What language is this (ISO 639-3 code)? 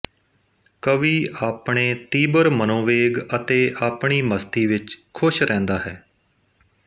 pan